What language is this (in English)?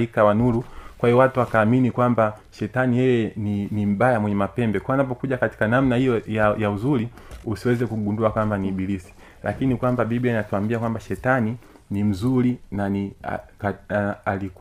Swahili